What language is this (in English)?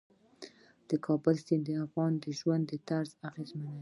Pashto